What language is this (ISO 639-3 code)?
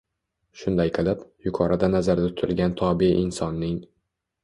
uzb